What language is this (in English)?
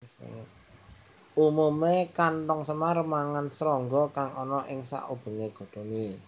Javanese